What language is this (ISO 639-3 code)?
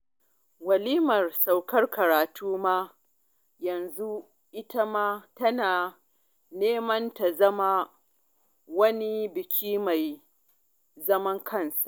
hau